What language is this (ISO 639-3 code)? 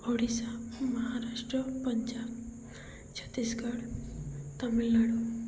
ori